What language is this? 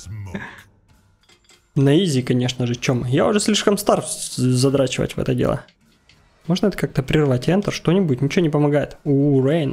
Russian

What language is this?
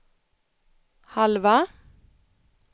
Swedish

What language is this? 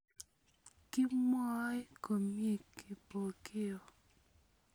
Kalenjin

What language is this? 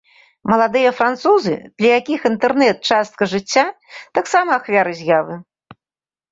Belarusian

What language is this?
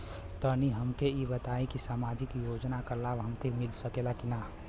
Bhojpuri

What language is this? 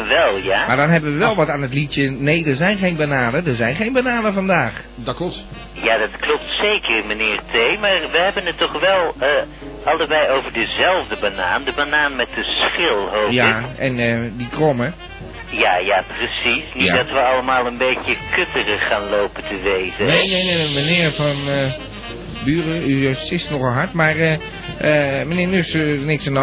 Dutch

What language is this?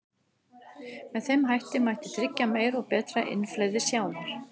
Icelandic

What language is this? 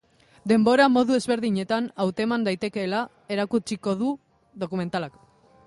Basque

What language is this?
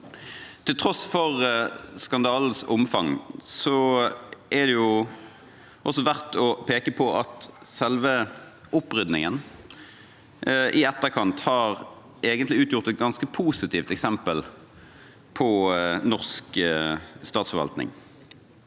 Norwegian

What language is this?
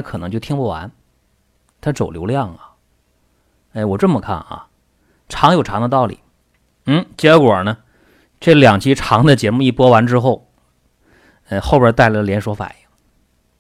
Chinese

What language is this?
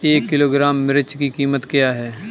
Hindi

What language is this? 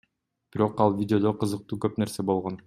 Kyrgyz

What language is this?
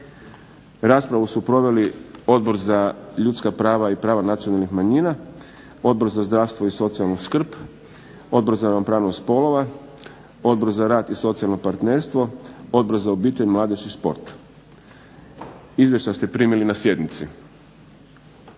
Croatian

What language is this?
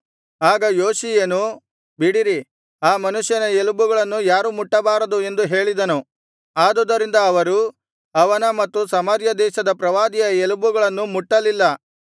Kannada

